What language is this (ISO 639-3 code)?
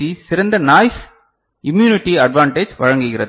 tam